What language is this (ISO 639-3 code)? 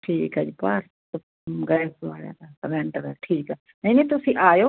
pan